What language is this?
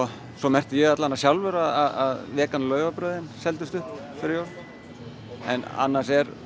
Icelandic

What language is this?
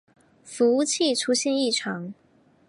Chinese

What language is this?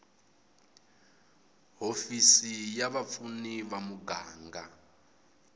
Tsonga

